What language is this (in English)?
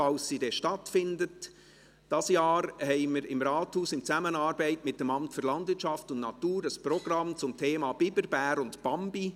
Swiss German